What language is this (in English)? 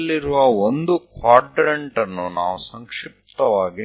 Kannada